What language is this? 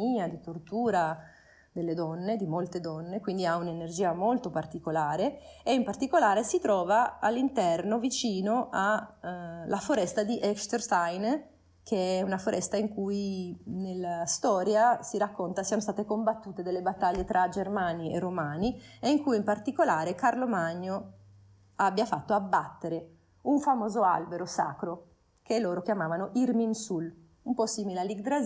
Italian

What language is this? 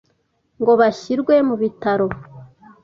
Kinyarwanda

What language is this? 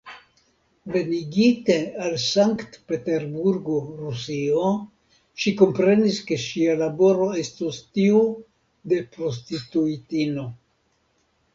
Esperanto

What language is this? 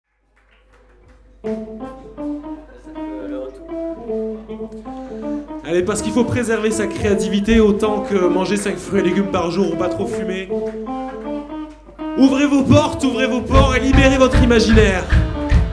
French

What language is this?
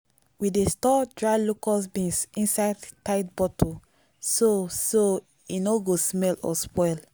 Nigerian Pidgin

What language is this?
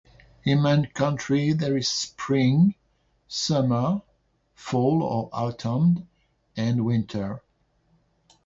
English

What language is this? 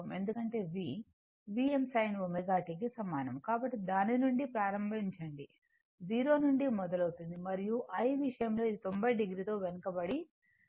Telugu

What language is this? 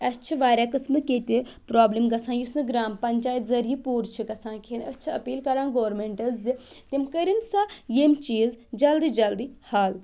Kashmiri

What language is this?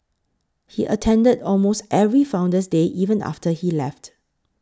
English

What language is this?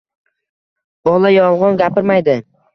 Uzbek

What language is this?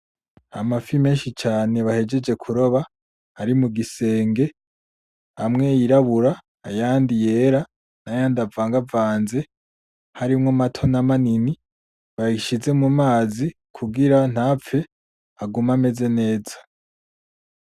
Rundi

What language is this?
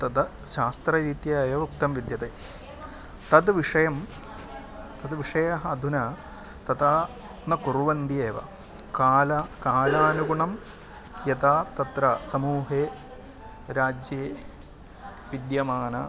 Sanskrit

